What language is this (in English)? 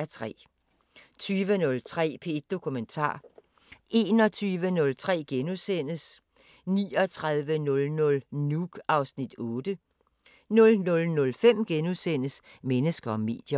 Danish